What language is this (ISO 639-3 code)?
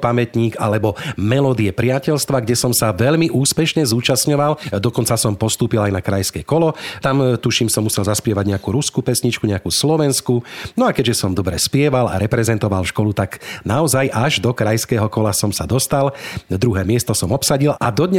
slk